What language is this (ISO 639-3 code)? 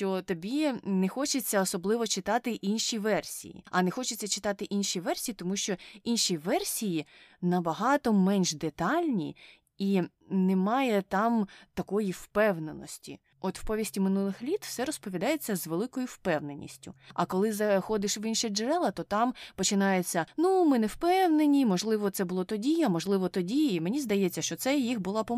ukr